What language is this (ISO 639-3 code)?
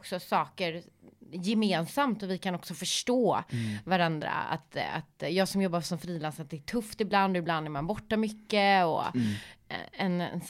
swe